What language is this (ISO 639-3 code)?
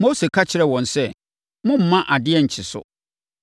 aka